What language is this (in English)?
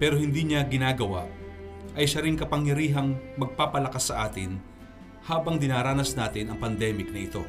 Filipino